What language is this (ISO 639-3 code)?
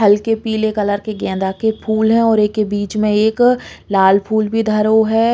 bns